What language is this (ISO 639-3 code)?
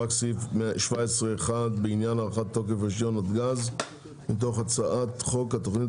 heb